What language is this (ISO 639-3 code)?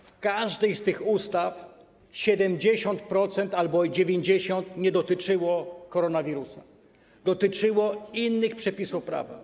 pol